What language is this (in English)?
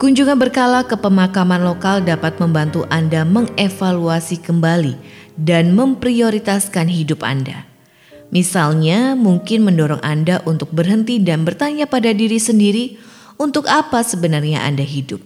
Indonesian